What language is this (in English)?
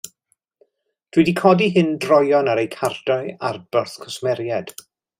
Welsh